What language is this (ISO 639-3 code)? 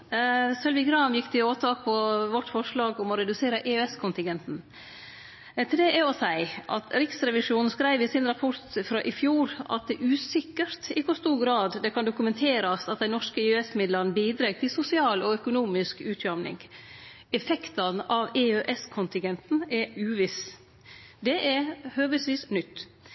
nno